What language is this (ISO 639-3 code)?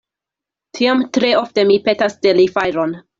epo